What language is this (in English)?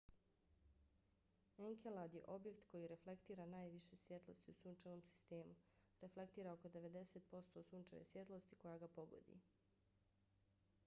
Bosnian